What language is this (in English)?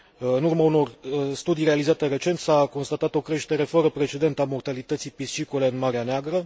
Romanian